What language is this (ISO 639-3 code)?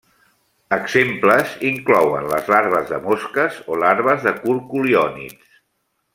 cat